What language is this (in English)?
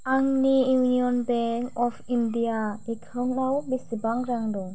Bodo